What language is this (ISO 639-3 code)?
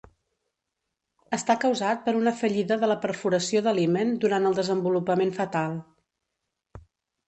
cat